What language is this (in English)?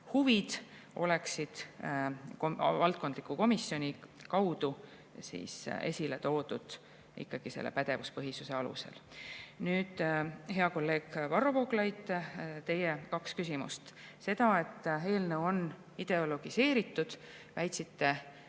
Estonian